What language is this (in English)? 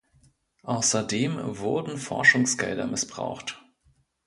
German